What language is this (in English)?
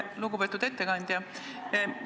Estonian